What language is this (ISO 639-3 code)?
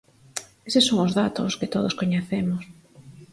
glg